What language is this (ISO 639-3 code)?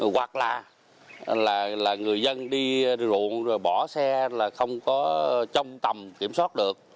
vie